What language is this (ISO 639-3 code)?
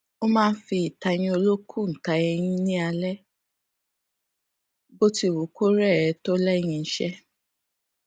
yor